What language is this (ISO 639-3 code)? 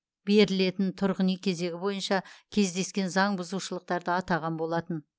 kaz